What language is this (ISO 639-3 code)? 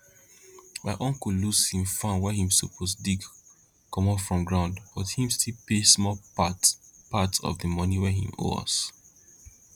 pcm